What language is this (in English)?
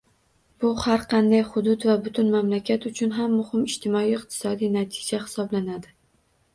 Uzbek